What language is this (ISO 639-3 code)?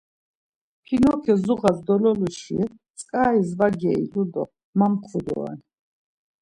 lzz